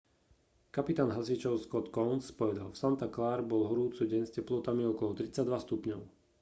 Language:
Slovak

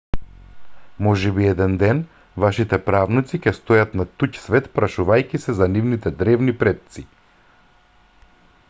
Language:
Macedonian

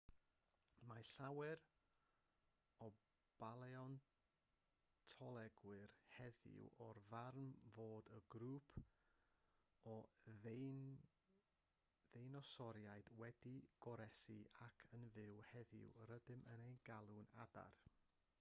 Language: Welsh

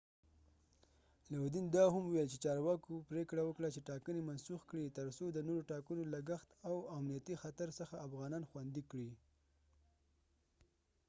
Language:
Pashto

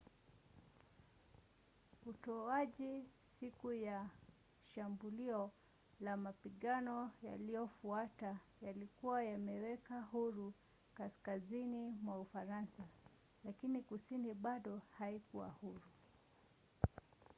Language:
Swahili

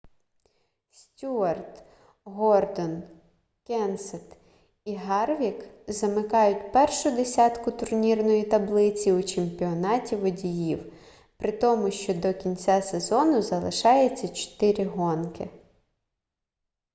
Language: Ukrainian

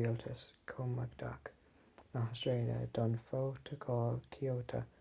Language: Irish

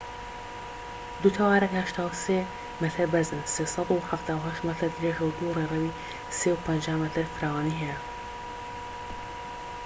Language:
Central Kurdish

